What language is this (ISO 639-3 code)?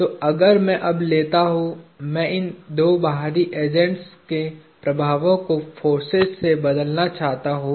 hin